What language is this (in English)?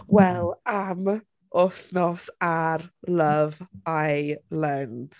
Welsh